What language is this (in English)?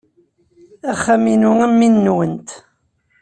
Kabyle